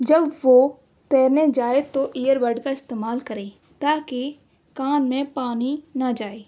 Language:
Urdu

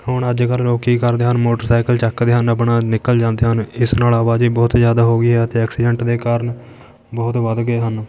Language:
Punjabi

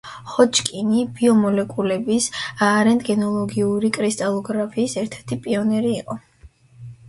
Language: Georgian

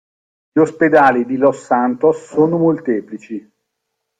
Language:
Italian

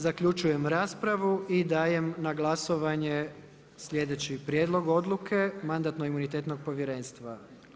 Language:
Croatian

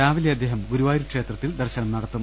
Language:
Malayalam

